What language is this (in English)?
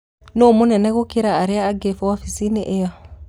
Kikuyu